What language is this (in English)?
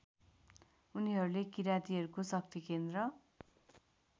Nepali